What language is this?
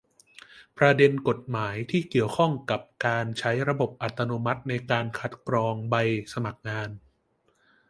Thai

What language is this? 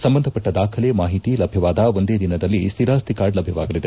Kannada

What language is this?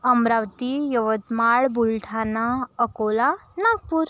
Marathi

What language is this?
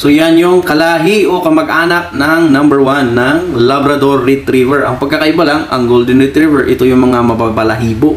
Filipino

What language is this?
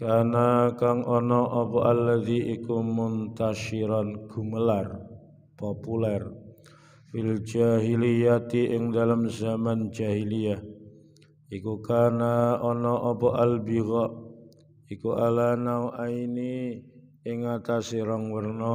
Indonesian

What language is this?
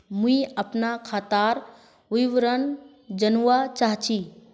Magahi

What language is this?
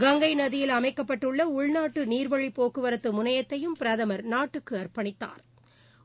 Tamil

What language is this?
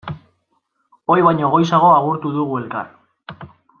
Basque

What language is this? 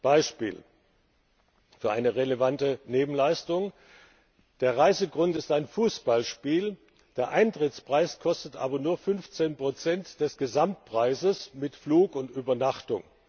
German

